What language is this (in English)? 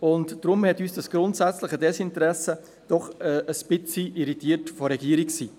Swiss German